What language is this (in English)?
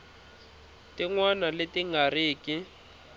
Tsonga